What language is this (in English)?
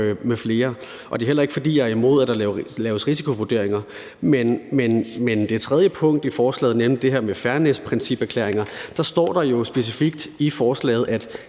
Danish